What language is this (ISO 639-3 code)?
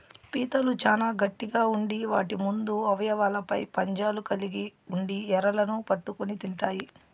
tel